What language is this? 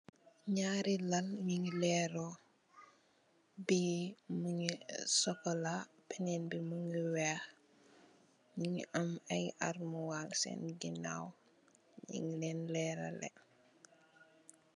Wolof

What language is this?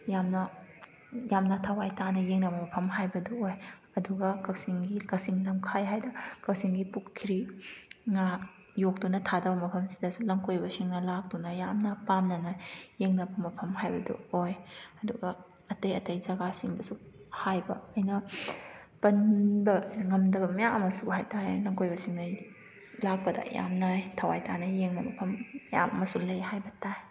Manipuri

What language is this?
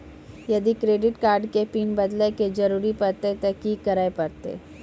Maithili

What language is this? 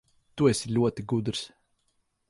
Latvian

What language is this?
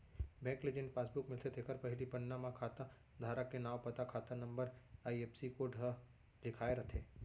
Chhattisgarhi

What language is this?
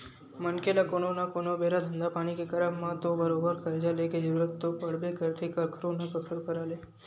Chhattisgarhi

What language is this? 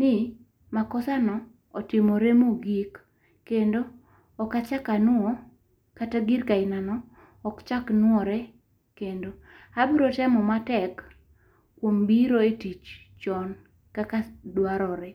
Luo (Kenya and Tanzania)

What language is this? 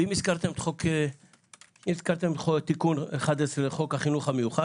Hebrew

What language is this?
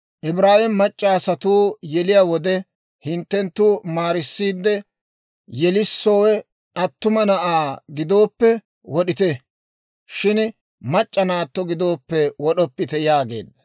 Dawro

